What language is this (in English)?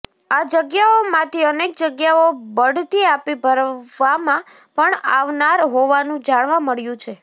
Gujarati